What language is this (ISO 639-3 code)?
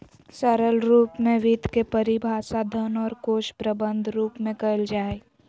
mag